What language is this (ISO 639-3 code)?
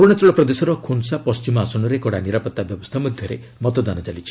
ori